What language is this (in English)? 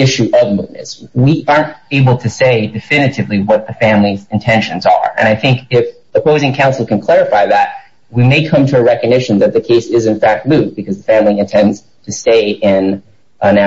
English